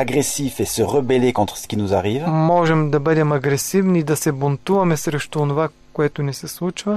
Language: Bulgarian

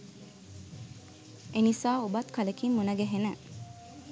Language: Sinhala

